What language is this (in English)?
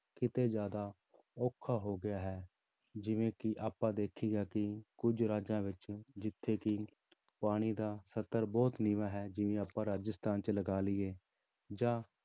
Punjabi